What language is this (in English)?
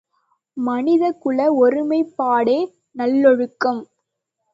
Tamil